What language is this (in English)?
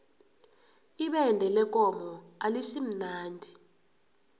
South Ndebele